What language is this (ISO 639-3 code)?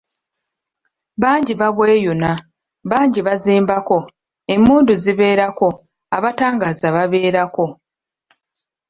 lug